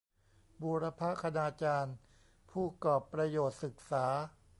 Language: Thai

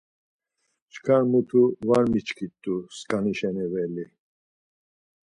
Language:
Laz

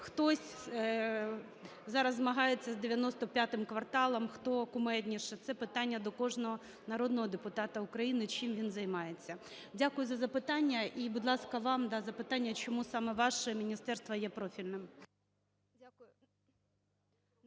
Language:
Ukrainian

